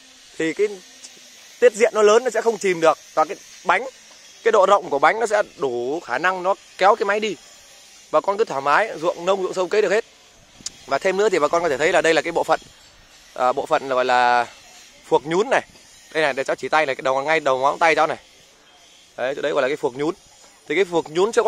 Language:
Vietnamese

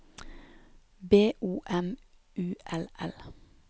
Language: Norwegian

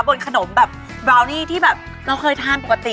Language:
Thai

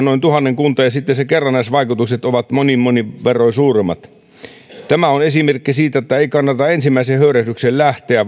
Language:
Finnish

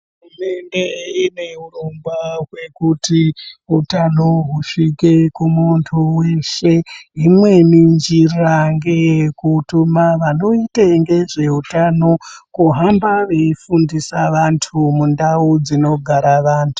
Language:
Ndau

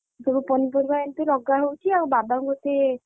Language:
Odia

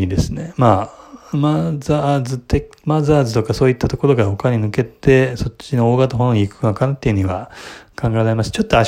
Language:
Japanese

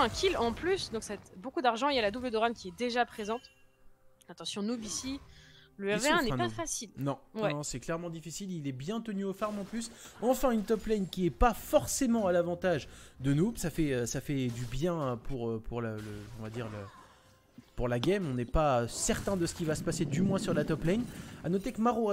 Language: French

